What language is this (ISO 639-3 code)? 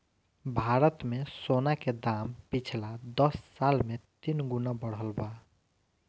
bho